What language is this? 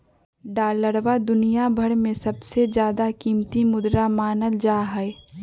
Magahi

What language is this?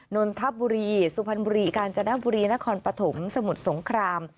Thai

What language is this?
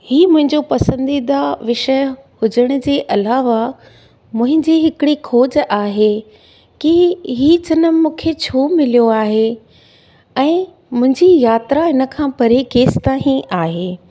Sindhi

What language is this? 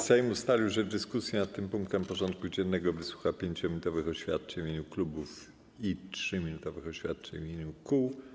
Polish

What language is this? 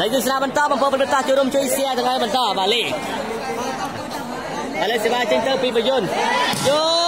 Thai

